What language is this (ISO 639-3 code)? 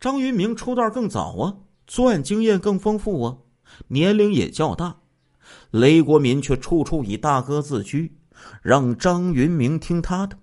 zho